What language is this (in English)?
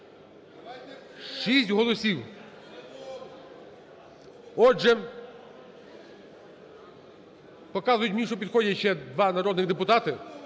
Ukrainian